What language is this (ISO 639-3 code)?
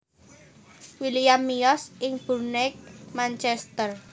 jav